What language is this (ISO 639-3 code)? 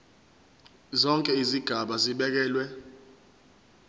zul